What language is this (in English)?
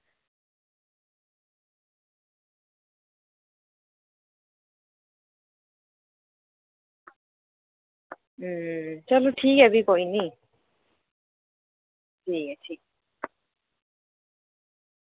Dogri